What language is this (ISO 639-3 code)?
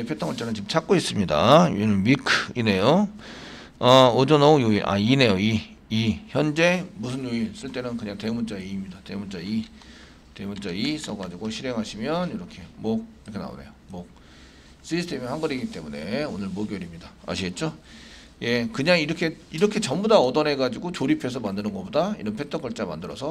kor